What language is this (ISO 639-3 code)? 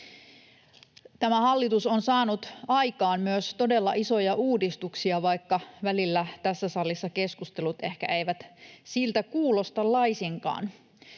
fin